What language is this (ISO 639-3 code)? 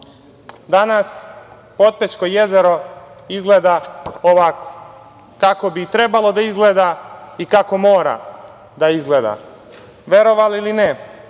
srp